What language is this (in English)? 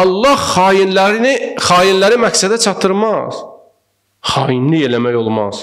Turkish